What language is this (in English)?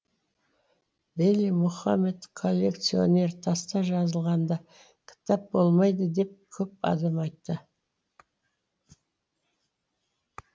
Kazakh